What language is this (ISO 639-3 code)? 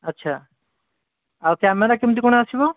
ori